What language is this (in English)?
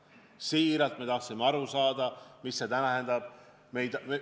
Estonian